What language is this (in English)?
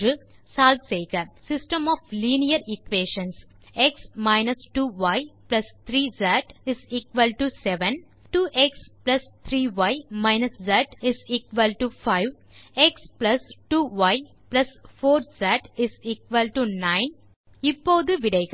Tamil